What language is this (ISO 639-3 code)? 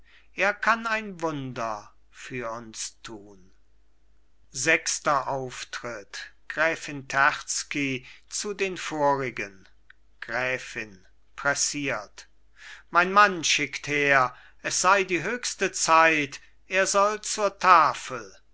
deu